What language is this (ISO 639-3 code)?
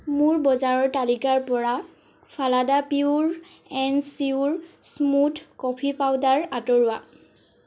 asm